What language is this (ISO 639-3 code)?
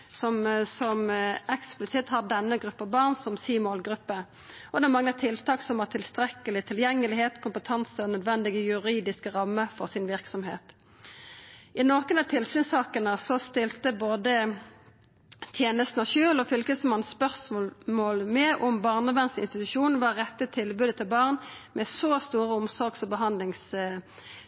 nno